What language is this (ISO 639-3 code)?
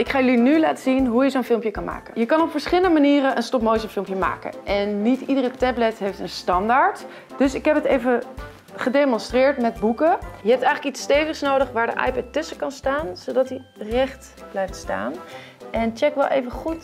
nld